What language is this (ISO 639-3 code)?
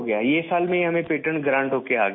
urd